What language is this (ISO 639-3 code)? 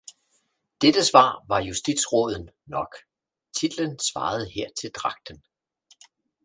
dan